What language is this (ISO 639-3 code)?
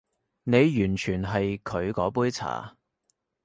yue